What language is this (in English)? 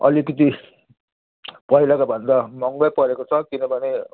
Nepali